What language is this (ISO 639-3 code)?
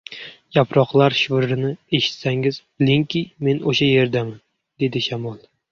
uzb